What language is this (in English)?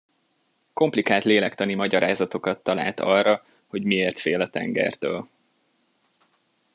Hungarian